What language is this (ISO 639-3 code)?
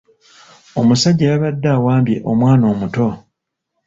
lug